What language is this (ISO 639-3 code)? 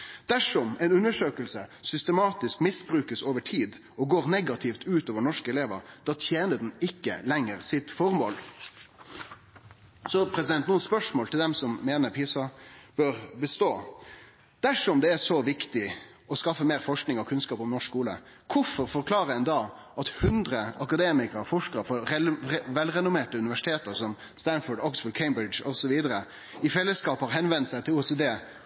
nno